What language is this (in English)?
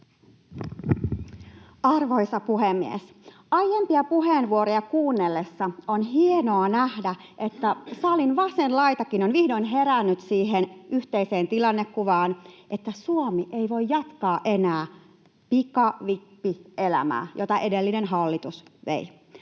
Finnish